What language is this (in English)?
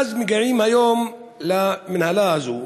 Hebrew